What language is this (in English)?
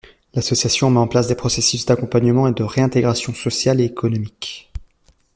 French